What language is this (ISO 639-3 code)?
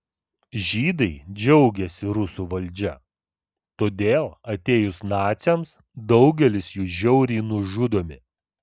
lit